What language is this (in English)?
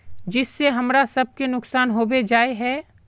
Magahi